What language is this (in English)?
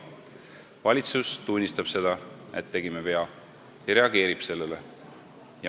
Estonian